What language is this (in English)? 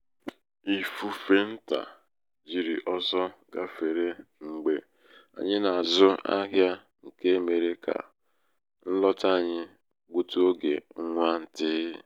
Igbo